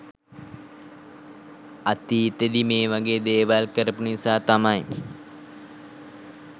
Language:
Sinhala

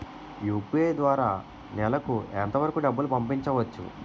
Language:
Telugu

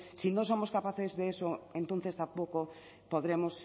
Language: Spanish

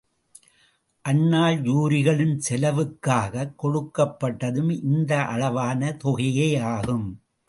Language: Tamil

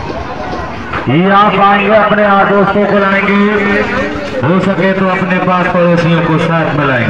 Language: Hindi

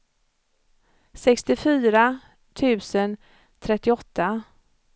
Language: Swedish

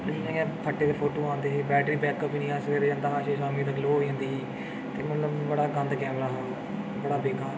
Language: Dogri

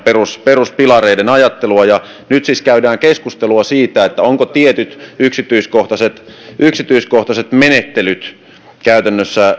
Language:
Finnish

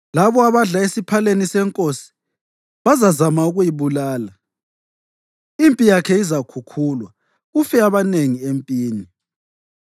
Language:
North Ndebele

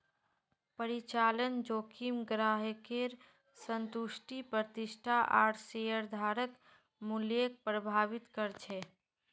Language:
Magahi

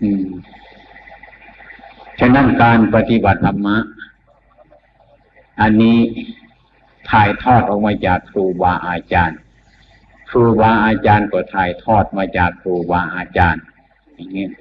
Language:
Thai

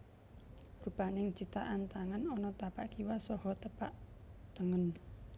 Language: Javanese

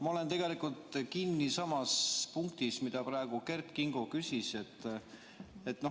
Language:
Estonian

